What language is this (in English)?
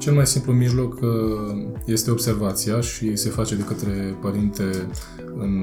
Romanian